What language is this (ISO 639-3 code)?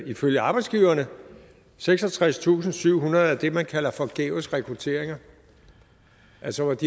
dan